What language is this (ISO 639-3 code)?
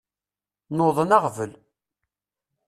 kab